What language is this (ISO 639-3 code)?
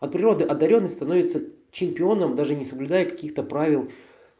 rus